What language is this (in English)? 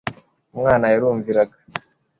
Kinyarwanda